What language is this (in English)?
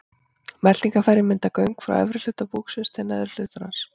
Icelandic